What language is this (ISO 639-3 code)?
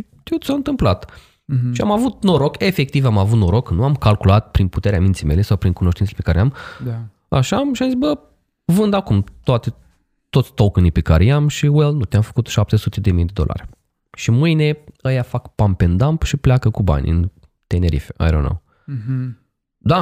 ron